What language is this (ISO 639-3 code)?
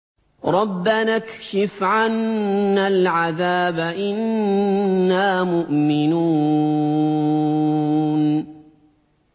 ara